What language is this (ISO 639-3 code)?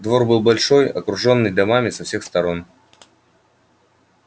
rus